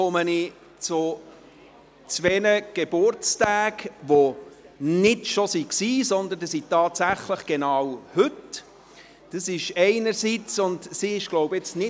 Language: Swiss German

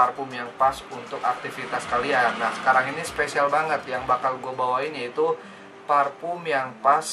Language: Indonesian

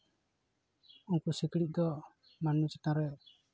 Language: Santali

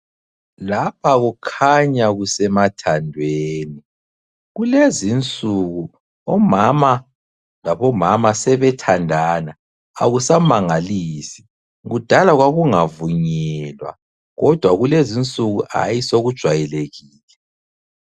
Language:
North Ndebele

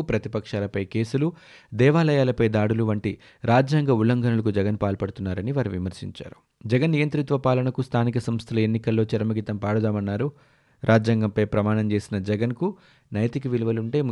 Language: Telugu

